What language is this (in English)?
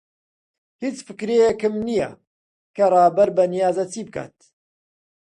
Central Kurdish